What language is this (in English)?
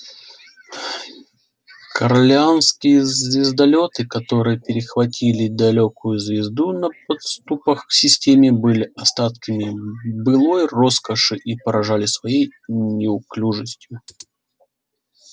Russian